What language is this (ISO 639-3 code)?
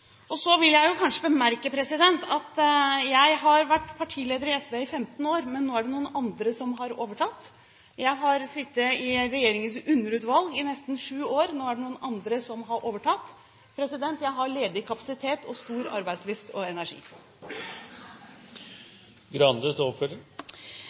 nob